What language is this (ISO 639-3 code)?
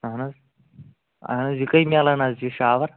kas